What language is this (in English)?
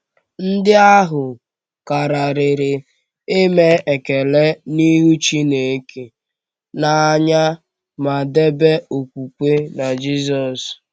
Igbo